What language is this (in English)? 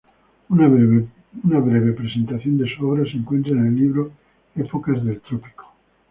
Spanish